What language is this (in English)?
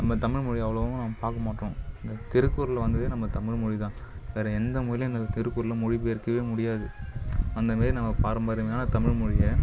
Tamil